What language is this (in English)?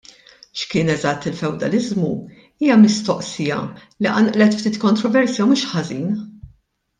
Maltese